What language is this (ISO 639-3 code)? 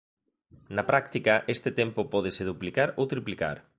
glg